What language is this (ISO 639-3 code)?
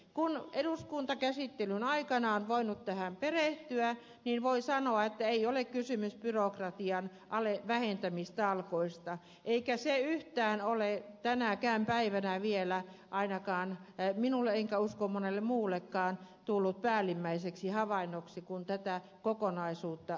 fin